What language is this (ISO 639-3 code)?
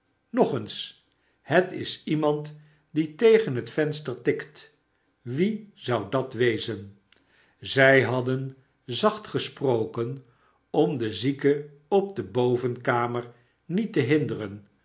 nld